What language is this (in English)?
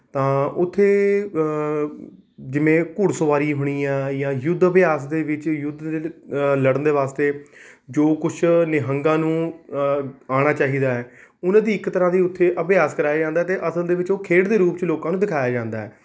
Punjabi